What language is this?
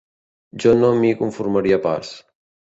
Catalan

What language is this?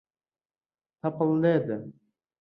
Central Kurdish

